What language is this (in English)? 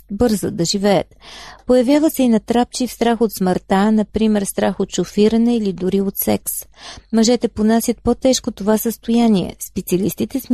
Bulgarian